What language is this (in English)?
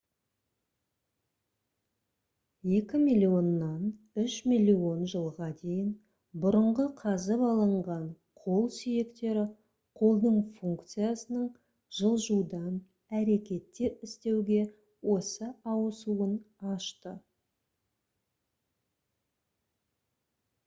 Kazakh